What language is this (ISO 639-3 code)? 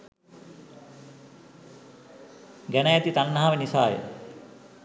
sin